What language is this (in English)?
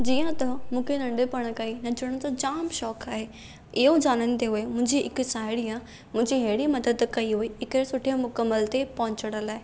Sindhi